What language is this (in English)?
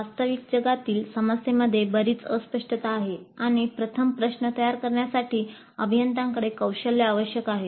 Marathi